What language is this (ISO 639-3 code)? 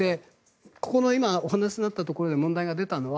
jpn